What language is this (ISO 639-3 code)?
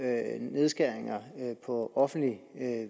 dan